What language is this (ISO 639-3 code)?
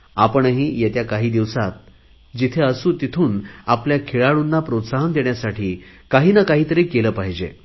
mar